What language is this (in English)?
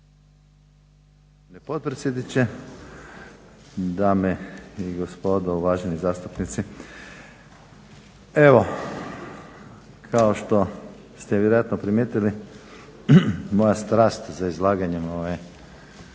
Croatian